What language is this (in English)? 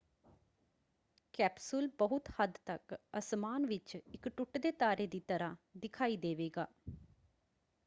Punjabi